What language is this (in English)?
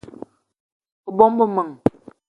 Eton (Cameroon)